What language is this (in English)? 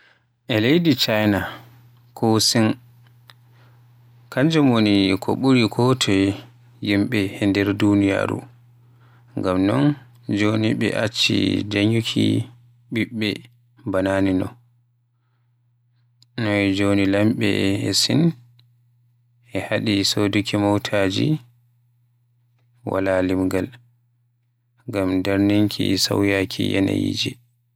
Western Niger Fulfulde